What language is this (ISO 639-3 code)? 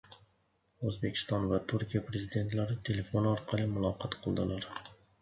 uzb